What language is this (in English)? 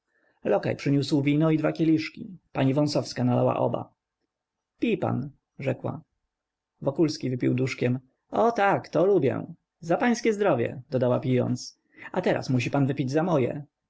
Polish